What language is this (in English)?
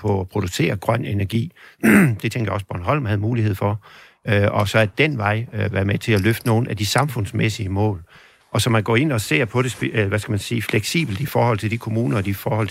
Danish